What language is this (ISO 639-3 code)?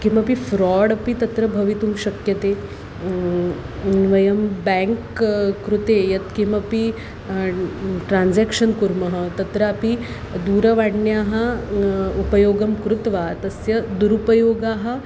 san